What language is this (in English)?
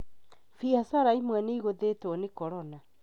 Kikuyu